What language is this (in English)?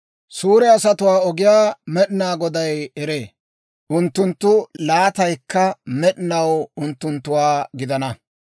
Dawro